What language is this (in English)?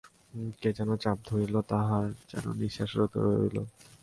Bangla